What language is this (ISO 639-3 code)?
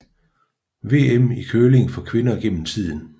dan